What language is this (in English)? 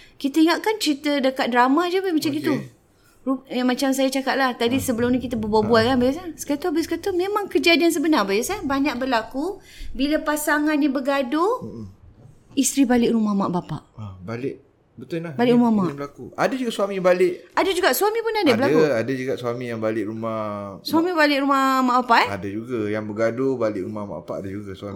Malay